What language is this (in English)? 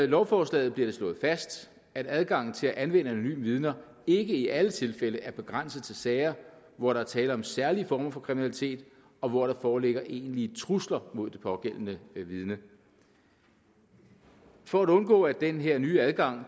Danish